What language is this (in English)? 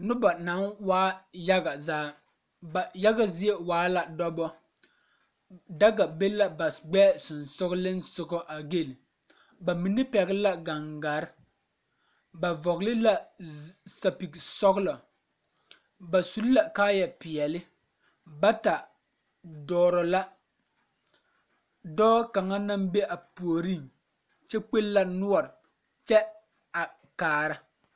Southern Dagaare